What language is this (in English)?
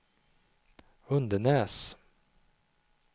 Swedish